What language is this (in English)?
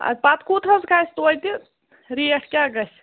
Kashmiri